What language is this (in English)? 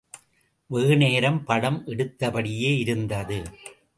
Tamil